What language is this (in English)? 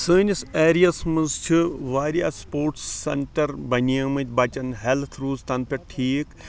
Kashmiri